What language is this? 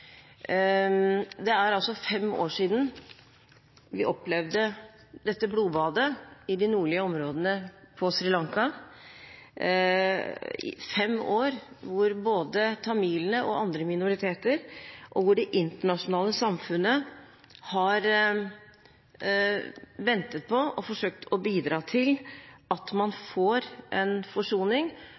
Norwegian Bokmål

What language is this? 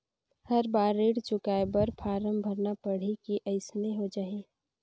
Chhattisgarhi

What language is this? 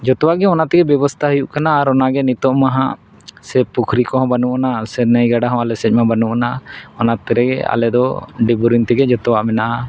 Santali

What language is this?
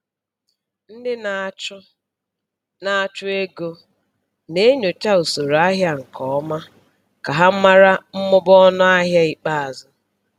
Igbo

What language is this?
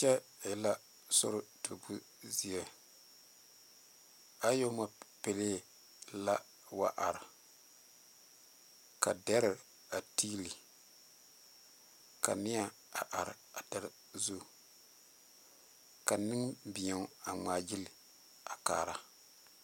Southern Dagaare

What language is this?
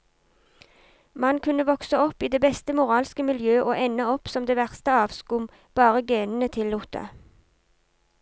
Norwegian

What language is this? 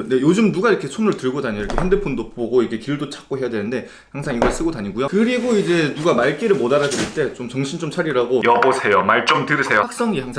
Korean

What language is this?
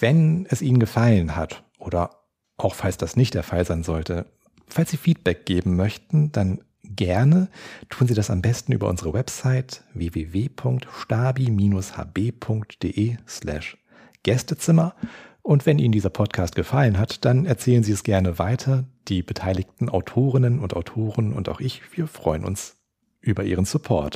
German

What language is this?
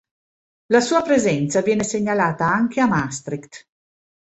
Italian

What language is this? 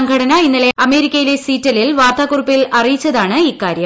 Malayalam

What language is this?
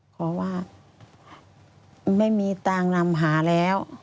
Thai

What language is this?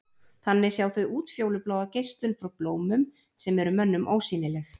Icelandic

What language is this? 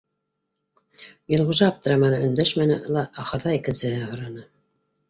Bashkir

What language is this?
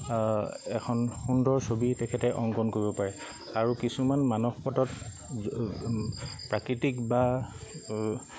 Assamese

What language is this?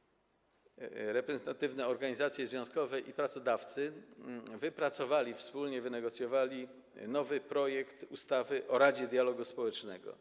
Polish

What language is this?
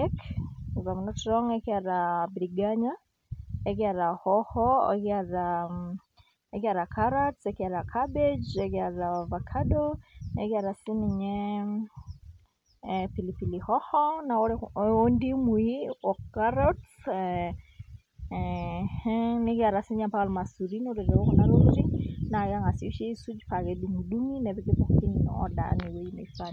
Masai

